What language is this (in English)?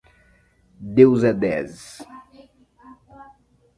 Portuguese